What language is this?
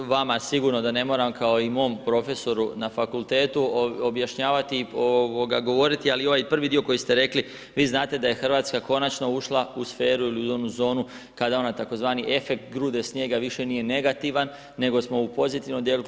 Croatian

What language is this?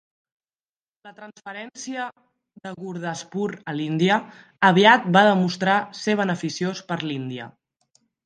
Catalan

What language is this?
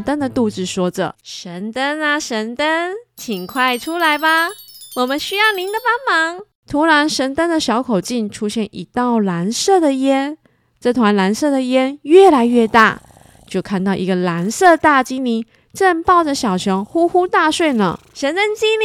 Chinese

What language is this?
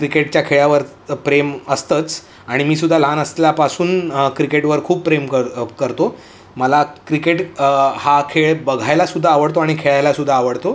Marathi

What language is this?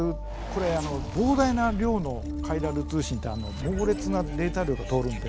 Japanese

